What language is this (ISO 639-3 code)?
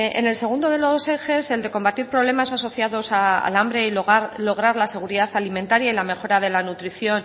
spa